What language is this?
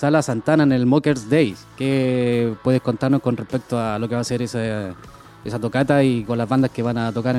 Spanish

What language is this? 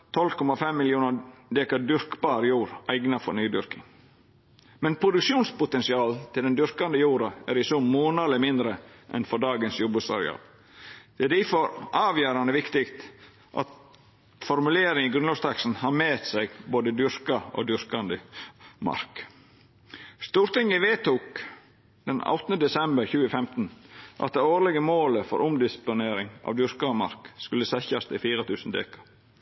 Norwegian Nynorsk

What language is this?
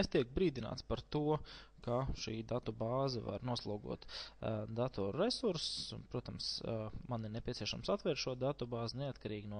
Latvian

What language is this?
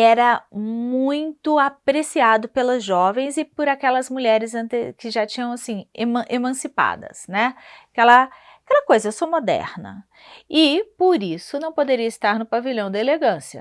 Portuguese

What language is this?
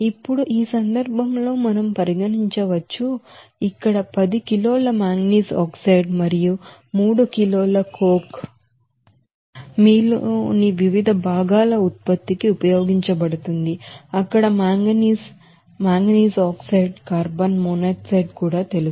Telugu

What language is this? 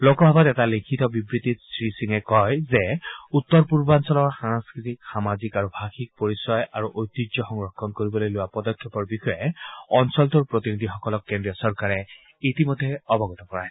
Assamese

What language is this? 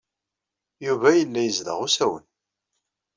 Kabyle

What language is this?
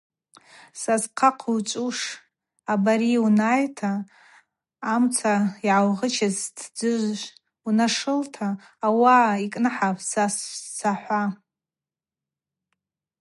Abaza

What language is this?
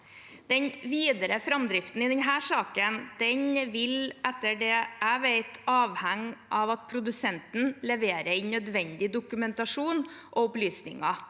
Norwegian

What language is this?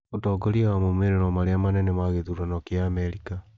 Kikuyu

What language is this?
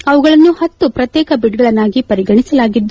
Kannada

